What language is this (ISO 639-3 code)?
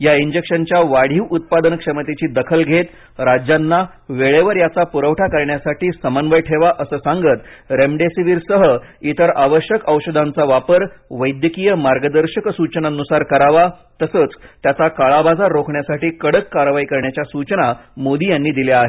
mar